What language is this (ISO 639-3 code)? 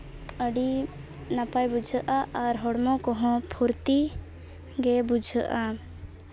sat